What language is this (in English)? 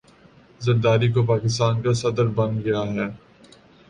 Urdu